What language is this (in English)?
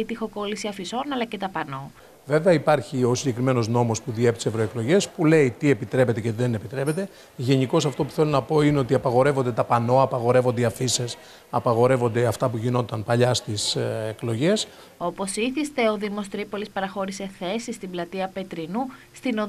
Greek